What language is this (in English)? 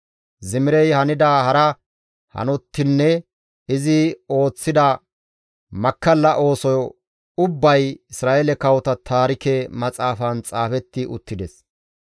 Gamo